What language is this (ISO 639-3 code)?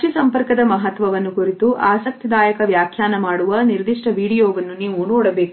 kan